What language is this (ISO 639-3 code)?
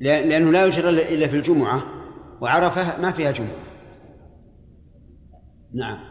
ara